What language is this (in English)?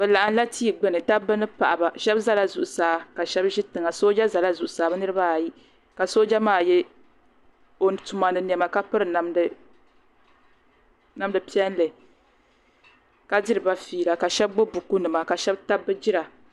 Dagbani